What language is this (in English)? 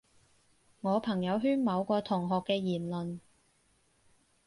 Cantonese